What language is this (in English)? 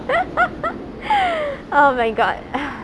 English